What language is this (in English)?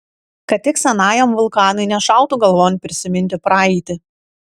Lithuanian